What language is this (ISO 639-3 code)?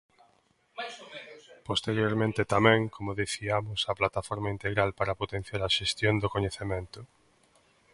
glg